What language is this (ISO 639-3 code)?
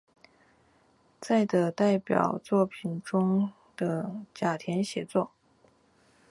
zho